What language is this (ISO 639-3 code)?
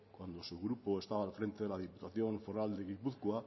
spa